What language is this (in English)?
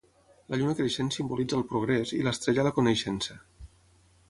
Catalan